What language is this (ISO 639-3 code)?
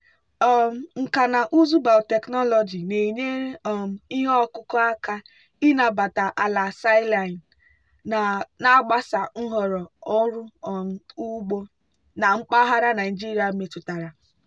ibo